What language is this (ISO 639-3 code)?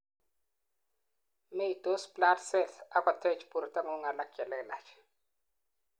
kln